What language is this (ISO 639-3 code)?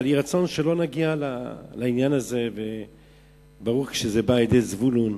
heb